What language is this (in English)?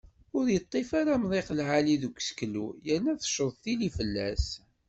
Kabyle